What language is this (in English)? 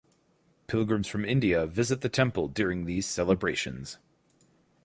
English